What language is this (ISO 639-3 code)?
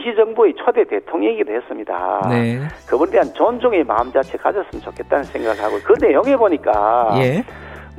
kor